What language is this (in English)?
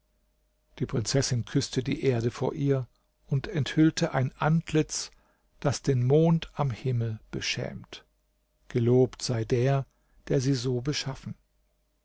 German